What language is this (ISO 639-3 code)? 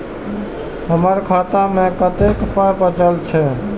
mai